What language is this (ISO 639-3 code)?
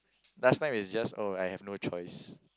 eng